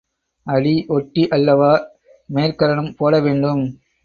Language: Tamil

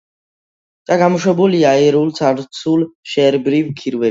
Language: Georgian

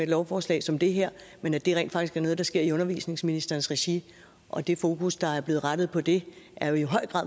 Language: Danish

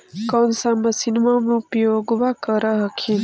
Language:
Magahi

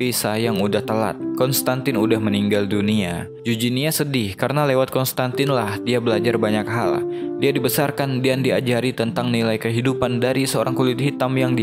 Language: Indonesian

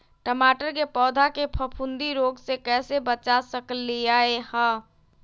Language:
Magahi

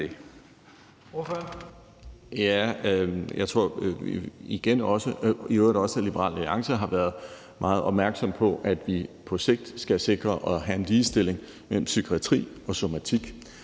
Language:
Danish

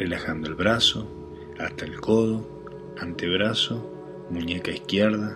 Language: Spanish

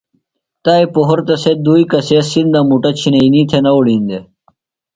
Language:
Phalura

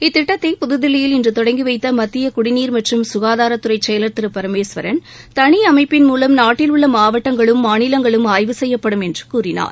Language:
Tamil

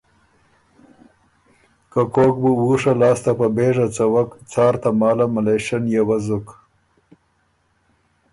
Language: Ormuri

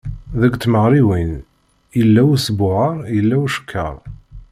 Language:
Kabyle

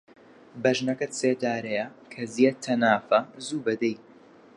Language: Central Kurdish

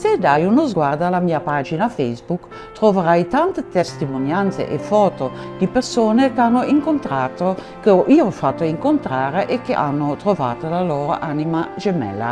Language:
Italian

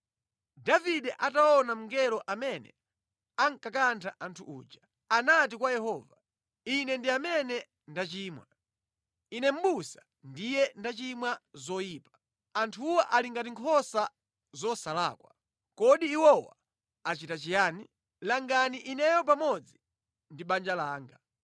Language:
Nyanja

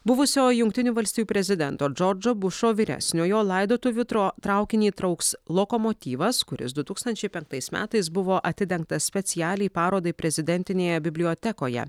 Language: Lithuanian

